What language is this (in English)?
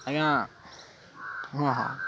Odia